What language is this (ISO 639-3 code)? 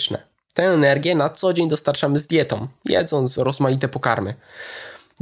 pol